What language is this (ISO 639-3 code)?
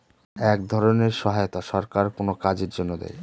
ben